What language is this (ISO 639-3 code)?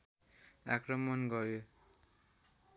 nep